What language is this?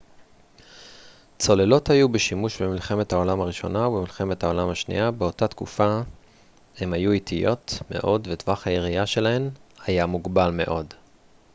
Hebrew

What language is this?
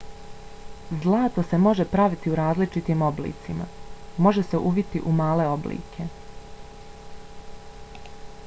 Bosnian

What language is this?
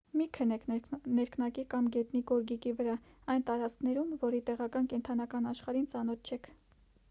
Armenian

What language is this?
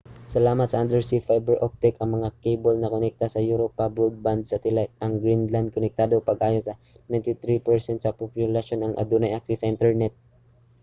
Cebuano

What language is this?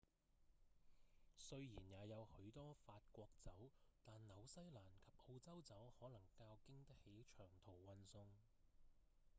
Cantonese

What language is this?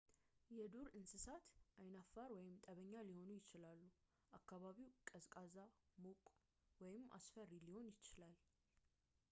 Amharic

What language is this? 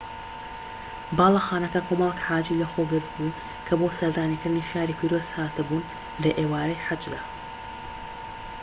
Central Kurdish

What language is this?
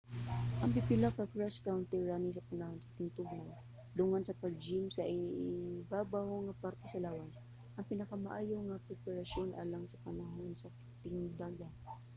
Cebuano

